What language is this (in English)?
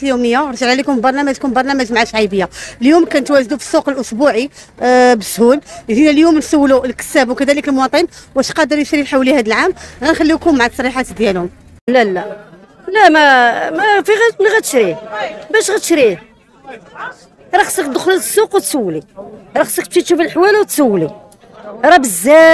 Arabic